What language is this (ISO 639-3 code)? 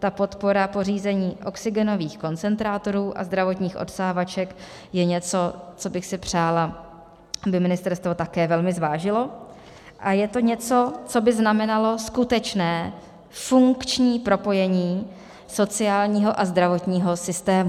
ces